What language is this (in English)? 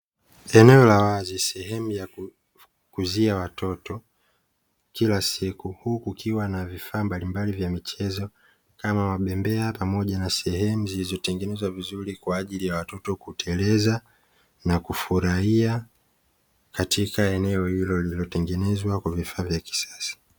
Swahili